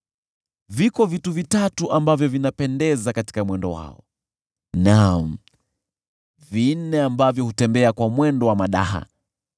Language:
Swahili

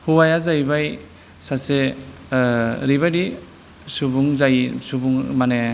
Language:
Bodo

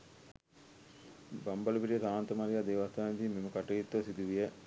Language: Sinhala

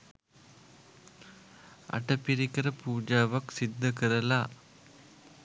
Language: Sinhala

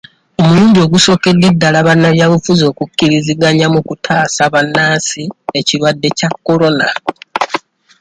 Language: Ganda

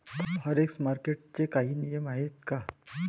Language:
Marathi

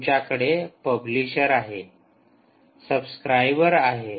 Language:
Marathi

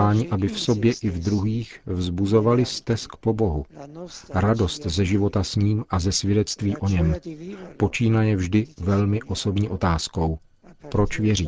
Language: Czech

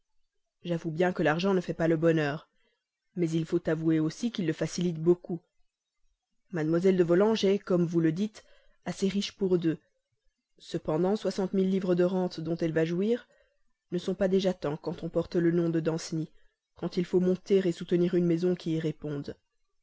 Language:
French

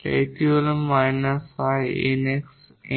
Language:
Bangla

